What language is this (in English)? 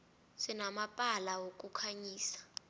South Ndebele